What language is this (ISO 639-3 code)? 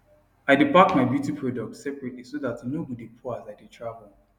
pcm